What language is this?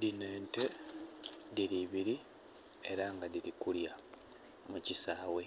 Soga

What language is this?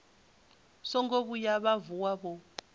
Venda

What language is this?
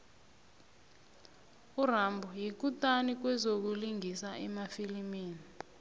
South Ndebele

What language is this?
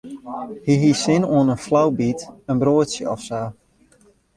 Western Frisian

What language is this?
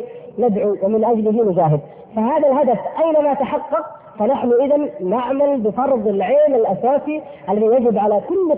Arabic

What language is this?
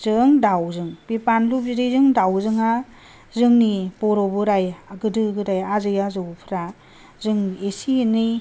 Bodo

